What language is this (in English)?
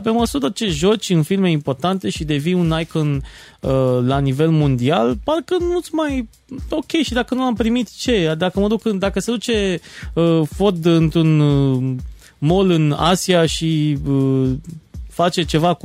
Romanian